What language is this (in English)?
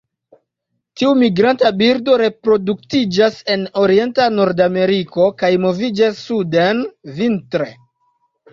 Esperanto